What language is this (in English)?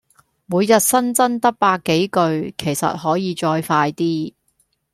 Cantonese